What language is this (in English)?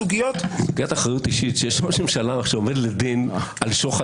Hebrew